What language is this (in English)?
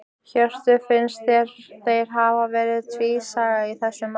Icelandic